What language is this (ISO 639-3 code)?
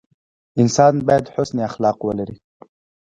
pus